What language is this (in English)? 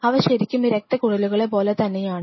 Malayalam